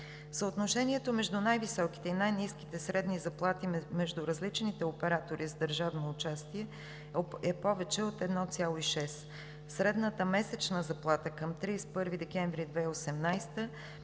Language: Bulgarian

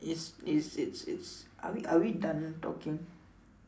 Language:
English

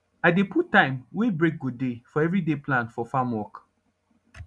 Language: Nigerian Pidgin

